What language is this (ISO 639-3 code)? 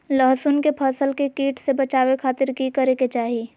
mag